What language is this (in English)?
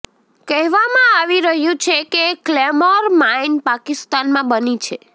Gujarati